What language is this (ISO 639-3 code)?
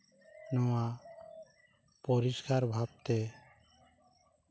sat